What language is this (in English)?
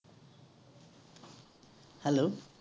Assamese